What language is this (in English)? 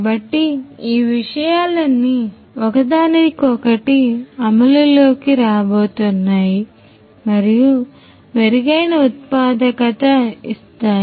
Telugu